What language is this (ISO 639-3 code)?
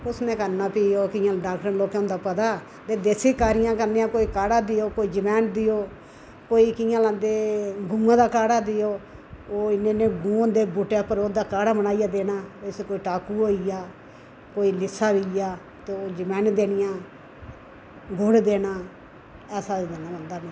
doi